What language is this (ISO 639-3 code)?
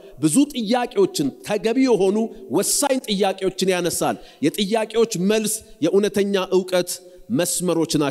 ara